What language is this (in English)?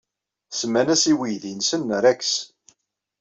Kabyle